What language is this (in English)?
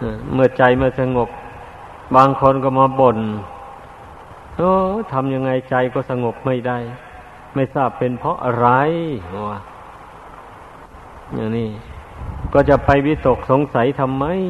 Thai